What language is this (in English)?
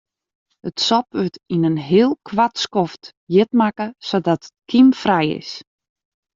Western Frisian